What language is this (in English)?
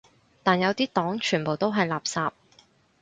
Cantonese